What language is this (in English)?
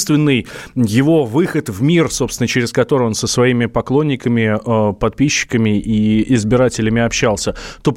Russian